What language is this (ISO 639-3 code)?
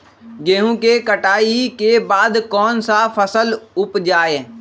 mag